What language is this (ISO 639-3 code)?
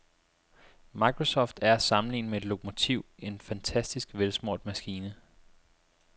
dan